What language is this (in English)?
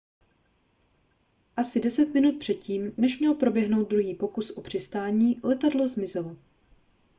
Czech